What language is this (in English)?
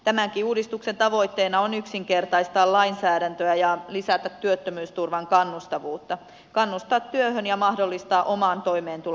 Finnish